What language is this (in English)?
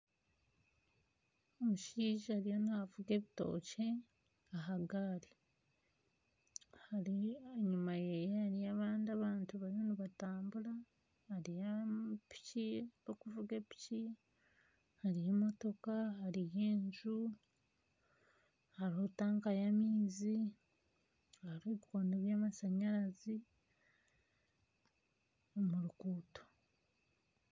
Nyankole